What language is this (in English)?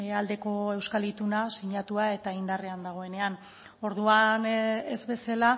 Basque